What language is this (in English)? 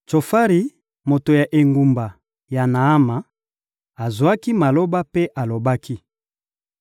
Lingala